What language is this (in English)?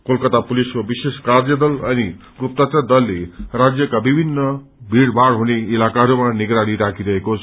Nepali